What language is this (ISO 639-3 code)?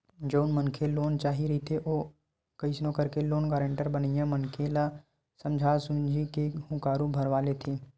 hne